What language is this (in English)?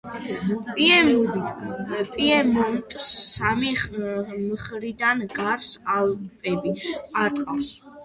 Georgian